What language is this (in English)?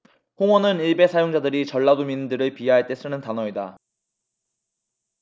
Korean